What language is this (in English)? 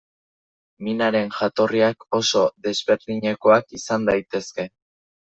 Basque